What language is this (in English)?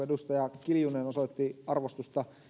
Finnish